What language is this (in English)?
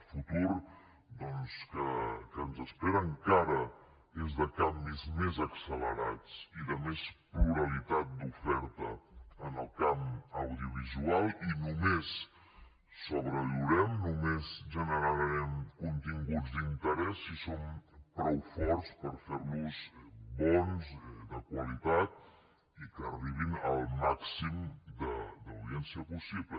Catalan